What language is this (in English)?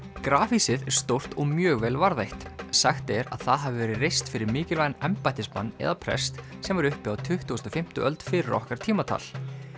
Icelandic